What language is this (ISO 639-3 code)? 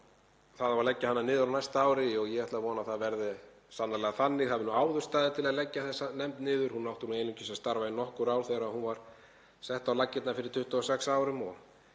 isl